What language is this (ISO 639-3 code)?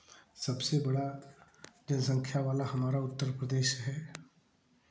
hin